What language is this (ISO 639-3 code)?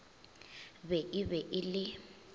nso